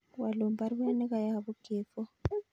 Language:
Kalenjin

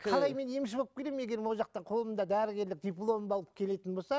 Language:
Kazakh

